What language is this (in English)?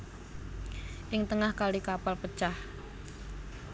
Javanese